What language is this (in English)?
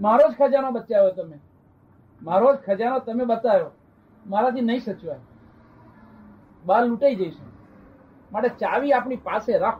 Gujarati